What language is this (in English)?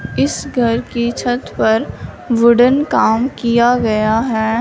Hindi